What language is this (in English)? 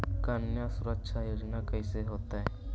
Magahi